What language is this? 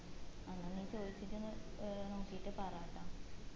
Malayalam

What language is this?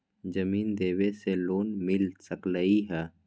Magahi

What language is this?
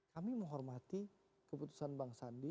Indonesian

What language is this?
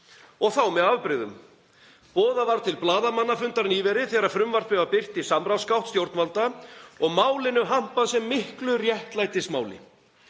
Icelandic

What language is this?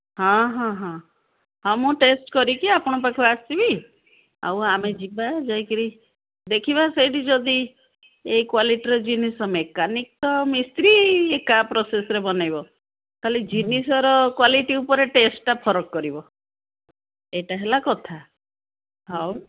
Odia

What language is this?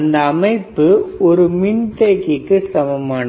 Tamil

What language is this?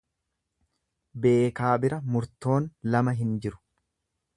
Oromo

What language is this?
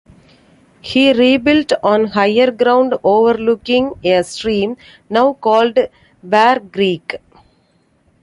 English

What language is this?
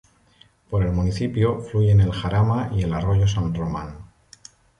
Spanish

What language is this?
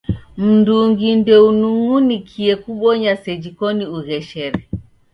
Taita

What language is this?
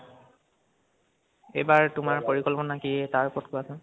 Assamese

